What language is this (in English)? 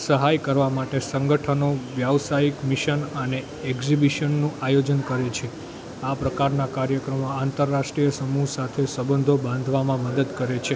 Gujarati